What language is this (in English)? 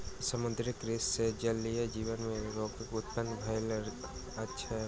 Maithili